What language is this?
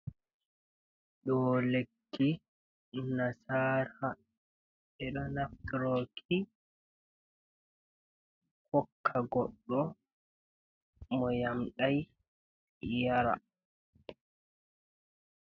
Fula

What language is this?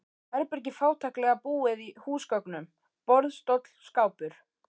Icelandic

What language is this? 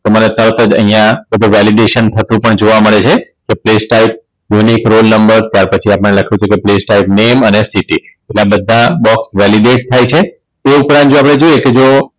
Gujarati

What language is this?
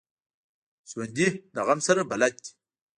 Pashto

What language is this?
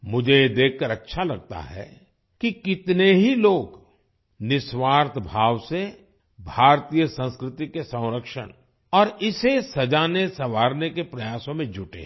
Hindi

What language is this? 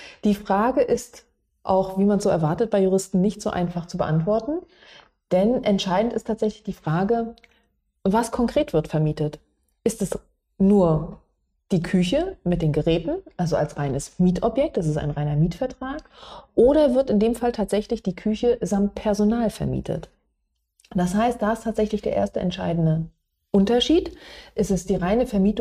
German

